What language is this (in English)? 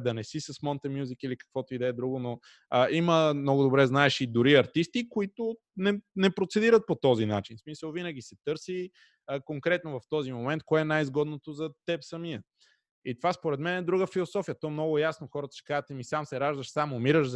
Bulgarian